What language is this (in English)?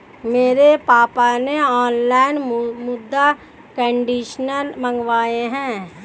Hindi